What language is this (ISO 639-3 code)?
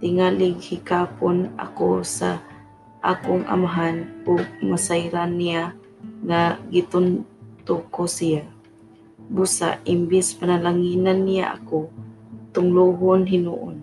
fil